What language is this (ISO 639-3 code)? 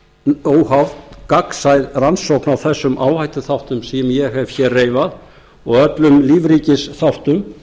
isl